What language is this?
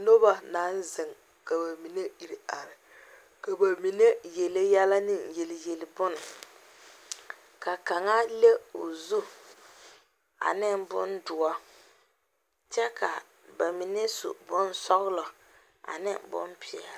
Southern Dagaare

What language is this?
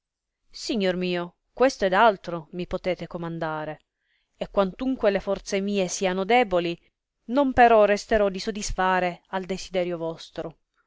Italian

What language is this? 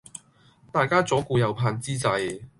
Cantonese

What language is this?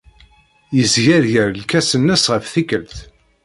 Kabyle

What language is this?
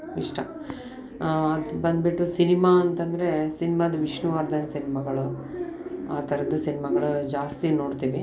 Kannada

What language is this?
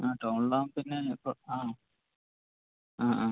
Malayalam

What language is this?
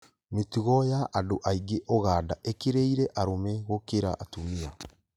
Kikuyu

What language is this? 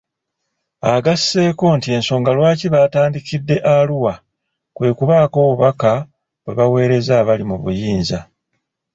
Ganda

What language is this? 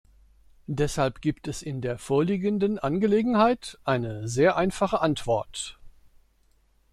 German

